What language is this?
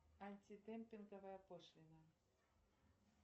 Russian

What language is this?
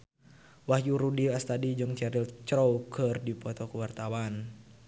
Sundanese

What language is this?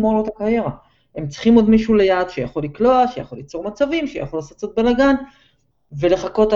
Hebrew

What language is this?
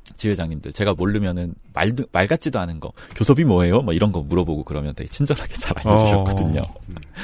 Korean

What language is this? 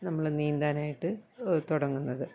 Malayalam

